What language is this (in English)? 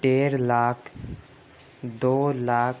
Urdu